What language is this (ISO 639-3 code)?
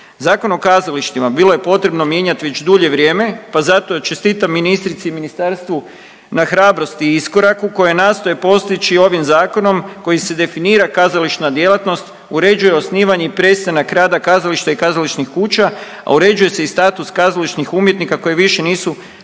hrv